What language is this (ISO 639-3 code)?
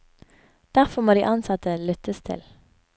nor